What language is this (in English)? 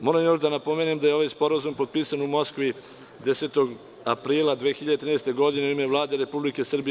Serbian